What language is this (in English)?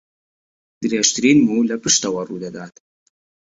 Central Kurdish